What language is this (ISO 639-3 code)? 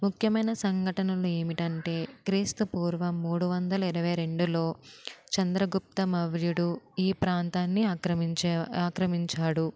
tel